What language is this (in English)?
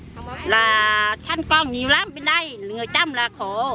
Vietnamese